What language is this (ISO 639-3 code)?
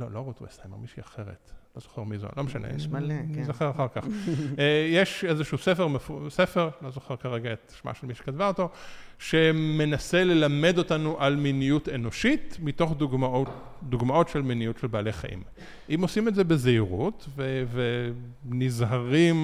heb